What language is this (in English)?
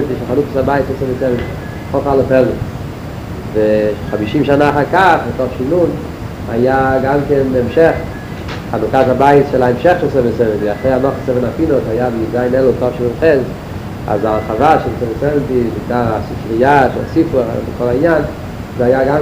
Hebrew